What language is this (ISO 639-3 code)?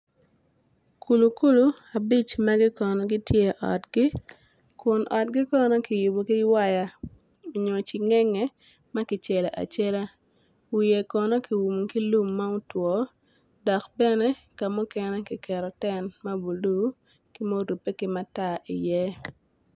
ach